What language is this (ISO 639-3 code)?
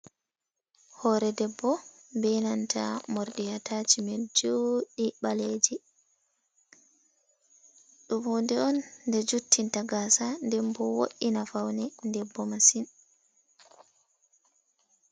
ful